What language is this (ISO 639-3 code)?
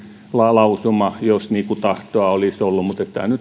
fin